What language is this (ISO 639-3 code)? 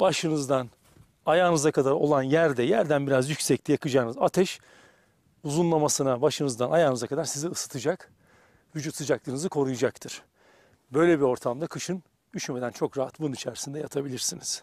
tur